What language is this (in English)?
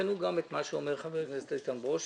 Hebrew